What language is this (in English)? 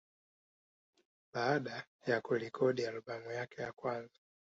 Swahili